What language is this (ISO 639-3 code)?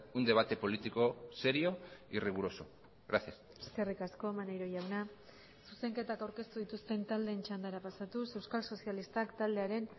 eus